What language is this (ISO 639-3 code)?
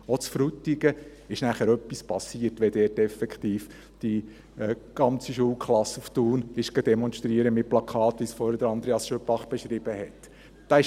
gsw